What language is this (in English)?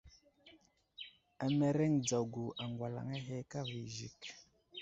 Wuzlam